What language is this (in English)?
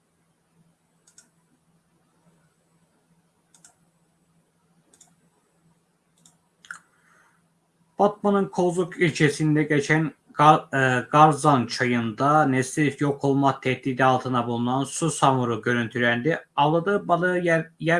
Turkish